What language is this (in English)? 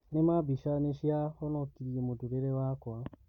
Kikuyu